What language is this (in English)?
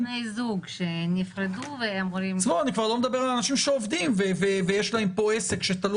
Hebrew